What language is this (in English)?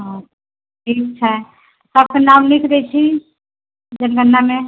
Maithili